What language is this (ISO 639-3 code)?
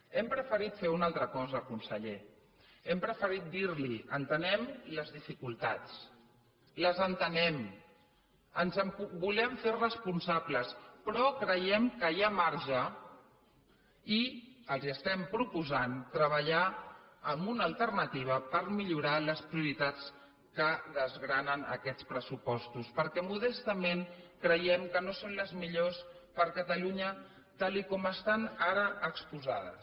cat